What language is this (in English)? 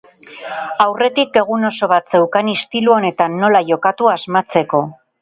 Basque